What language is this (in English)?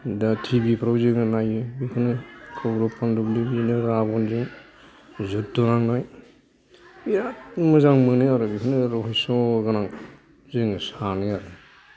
Bodo